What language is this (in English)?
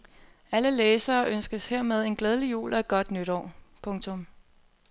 Danish